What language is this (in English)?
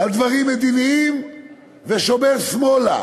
Hebrew